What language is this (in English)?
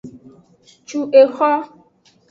Aja (Benin)